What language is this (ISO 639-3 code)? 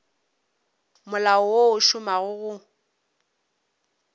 nso